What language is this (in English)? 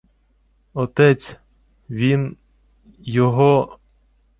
Ukrainian